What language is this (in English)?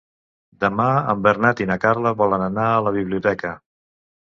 Catalan